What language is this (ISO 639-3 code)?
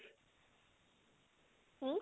asm